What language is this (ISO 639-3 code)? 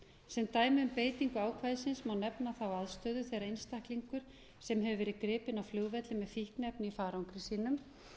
isl